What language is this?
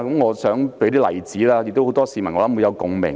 Cantonese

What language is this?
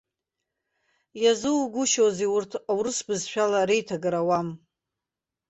Abkhazian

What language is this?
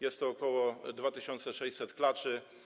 Polish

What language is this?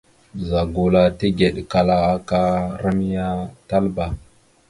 Mada (Cameroon)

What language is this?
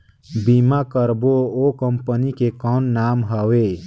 Chhattisgarhi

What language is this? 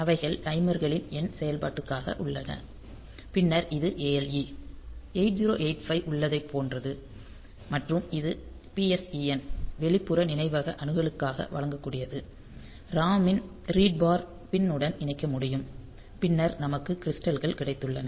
Tamil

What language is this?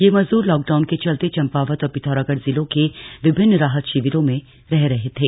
Hindi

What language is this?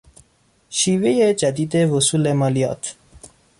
Persian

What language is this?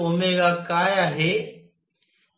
Marathi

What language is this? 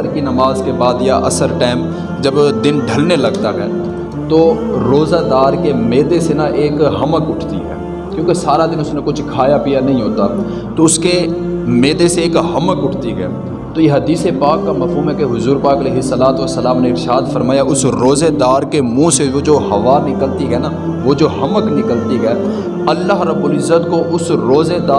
Urdu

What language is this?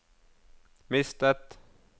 Norwegian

